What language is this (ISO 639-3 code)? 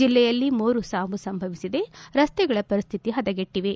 kan